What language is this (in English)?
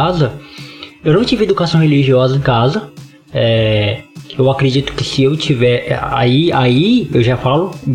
Portuguese